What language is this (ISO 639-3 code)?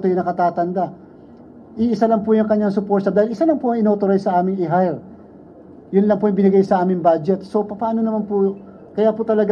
fil